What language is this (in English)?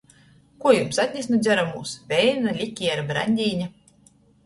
Latgalian